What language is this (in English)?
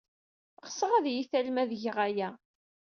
Kabyle